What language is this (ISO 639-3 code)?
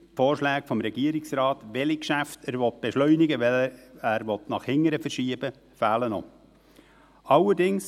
gsw